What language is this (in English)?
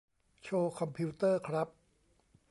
Thai